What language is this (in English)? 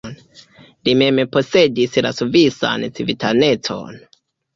Esperanto